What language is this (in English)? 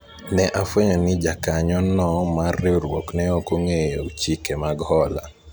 Luo (Kenya and Tanzania)